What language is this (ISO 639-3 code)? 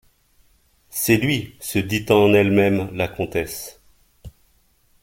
fra